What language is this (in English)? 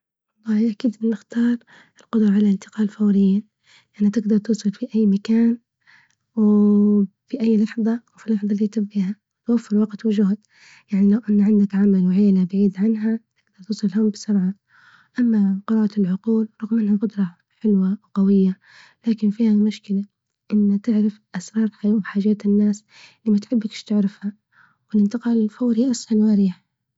Libyan Arabic